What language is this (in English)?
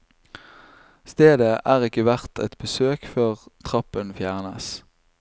Norwegian